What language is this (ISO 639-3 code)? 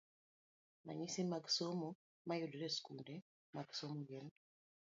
luo